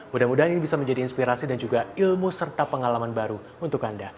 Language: Indonesian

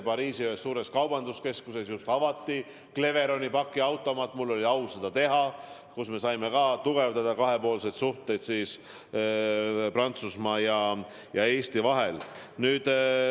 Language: Estonian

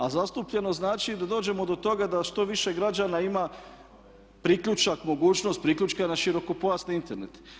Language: Croatian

